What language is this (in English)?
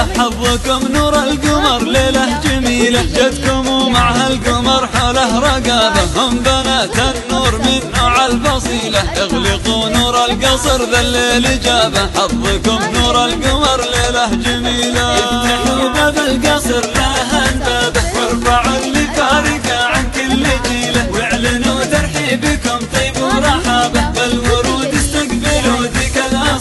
Arabic